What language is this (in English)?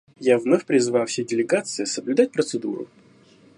Russian